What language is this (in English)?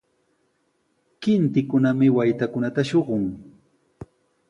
Sihuas Ancash Quechua